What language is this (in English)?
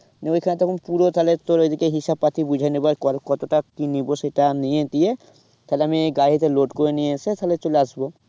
Bangla